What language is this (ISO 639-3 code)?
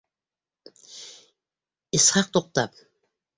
bak